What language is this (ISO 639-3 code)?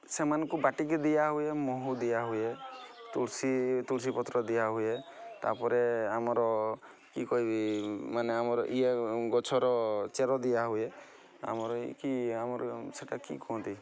ori